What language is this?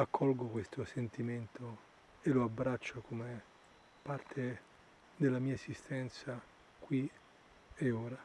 Italian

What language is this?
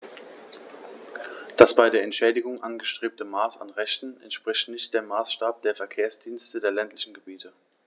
German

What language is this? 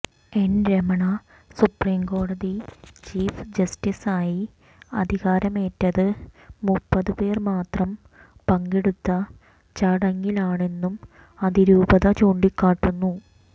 Malayalam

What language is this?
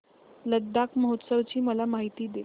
Marathi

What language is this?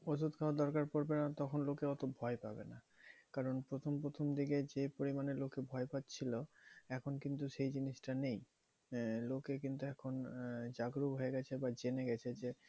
Bangla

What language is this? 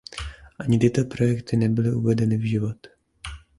Czech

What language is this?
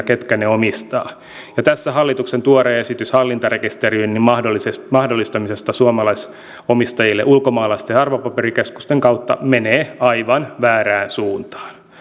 Finnish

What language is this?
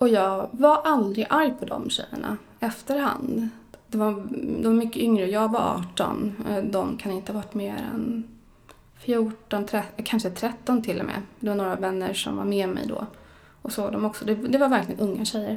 Swedish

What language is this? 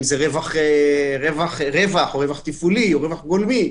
Hebrew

